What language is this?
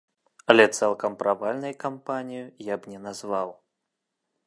Belarusian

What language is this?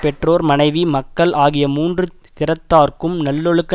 Tamil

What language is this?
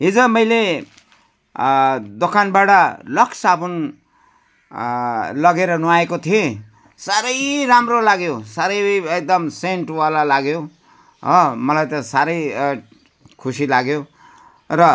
Nepali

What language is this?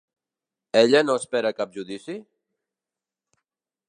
Catalan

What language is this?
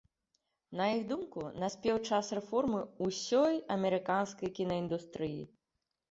Belarusian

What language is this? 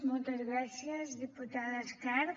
Catalan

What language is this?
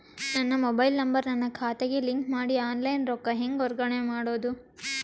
Kannada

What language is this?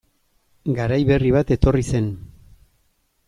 Basque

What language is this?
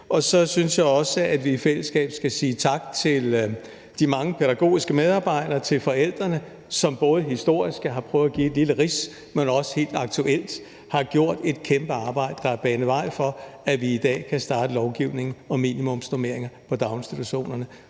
Danish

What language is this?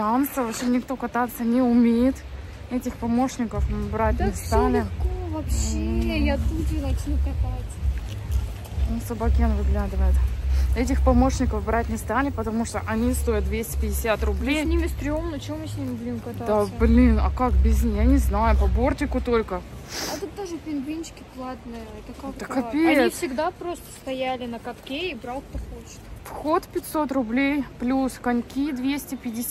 Russian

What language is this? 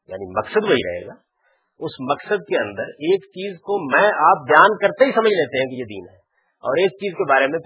Urdu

